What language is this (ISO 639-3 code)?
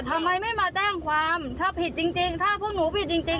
tha